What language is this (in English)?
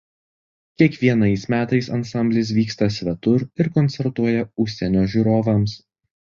Lithuanian